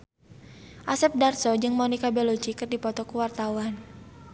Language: Sundanese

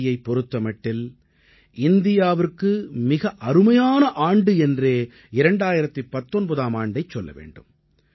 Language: Tamil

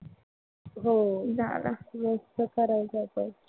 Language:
Marathi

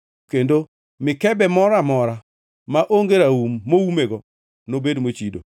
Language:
Luo (Kenya and Tanzania)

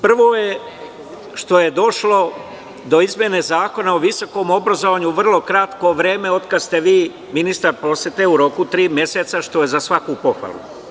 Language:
Serbian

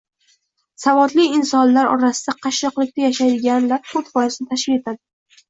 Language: Uzbek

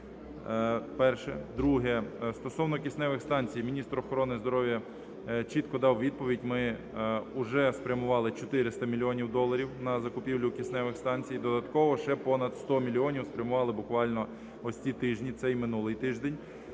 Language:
Ukrainian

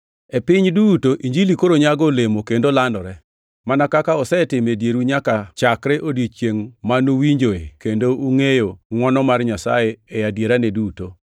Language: Luo (Kenya and Tanzania)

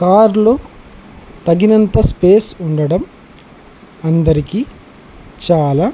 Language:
Telugu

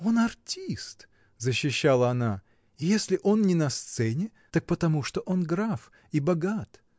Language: Russian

